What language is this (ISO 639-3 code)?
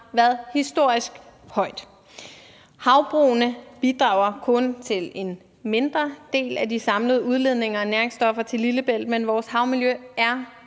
dan